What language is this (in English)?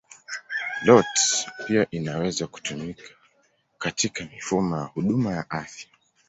Swahili